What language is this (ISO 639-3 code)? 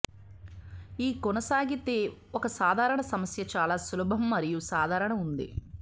tel